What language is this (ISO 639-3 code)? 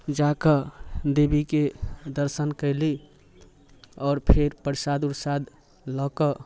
mai